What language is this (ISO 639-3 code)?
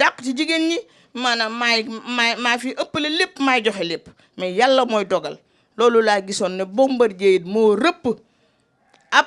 fra